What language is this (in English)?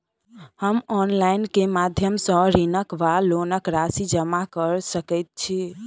Maithili